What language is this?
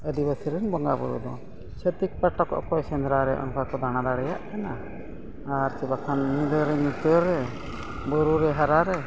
Santali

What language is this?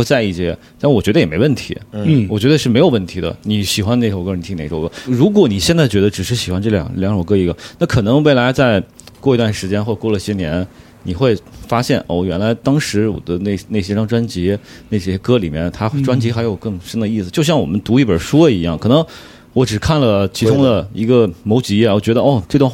Chinese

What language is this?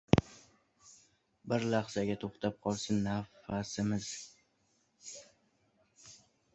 Uzbek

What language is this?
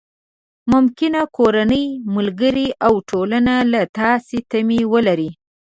Pashto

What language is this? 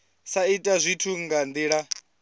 Venda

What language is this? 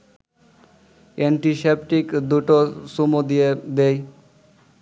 Bangla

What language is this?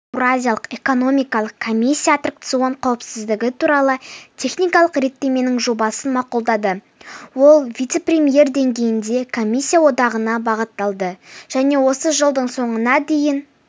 Kazakh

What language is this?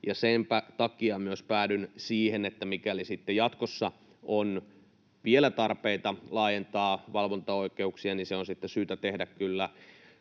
Finnish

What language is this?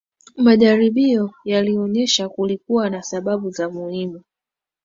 Swahili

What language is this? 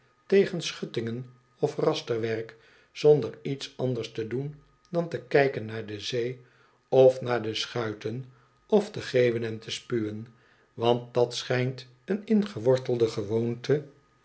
Dutch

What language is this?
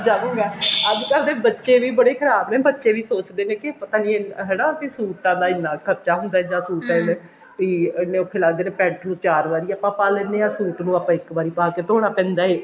Punjabi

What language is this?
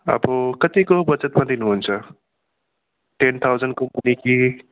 Nepali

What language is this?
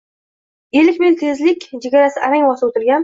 Uzbek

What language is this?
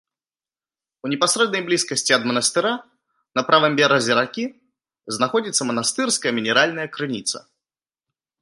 Belarusian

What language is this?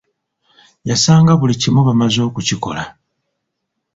Ganda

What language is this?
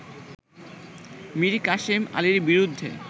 Bangla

